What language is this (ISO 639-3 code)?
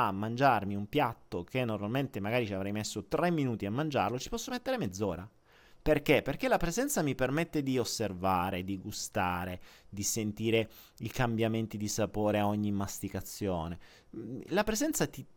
ita